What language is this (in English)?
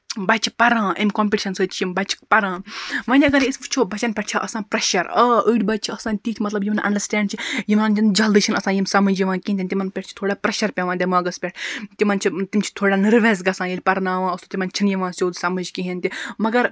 Kashmiri